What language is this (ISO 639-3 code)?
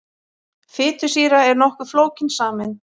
isl